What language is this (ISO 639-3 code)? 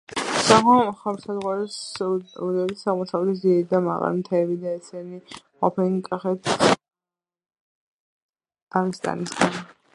kat